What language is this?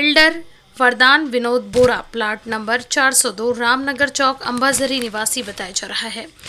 Hindi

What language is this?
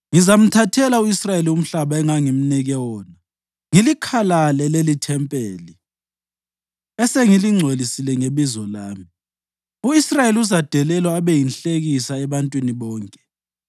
North Ndebele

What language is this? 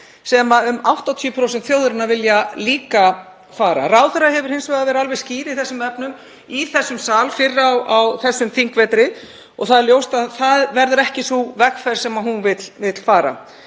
Icelandic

